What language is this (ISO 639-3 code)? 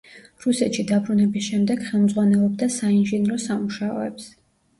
kat